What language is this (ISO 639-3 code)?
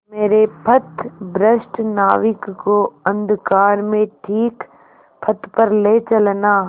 hin